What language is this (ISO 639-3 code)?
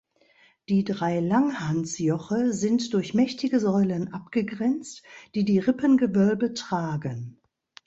deu